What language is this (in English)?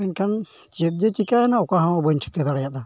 Santali